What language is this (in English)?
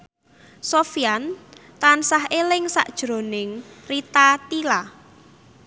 Javanese